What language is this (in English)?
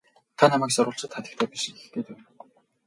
Mongolian